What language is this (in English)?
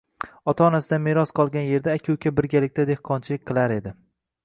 Uzbek